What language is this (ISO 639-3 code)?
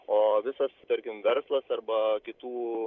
lit